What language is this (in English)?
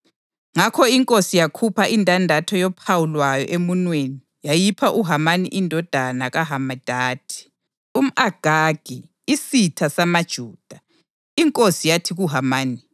North Ndebele